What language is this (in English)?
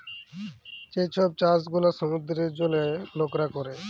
Bangla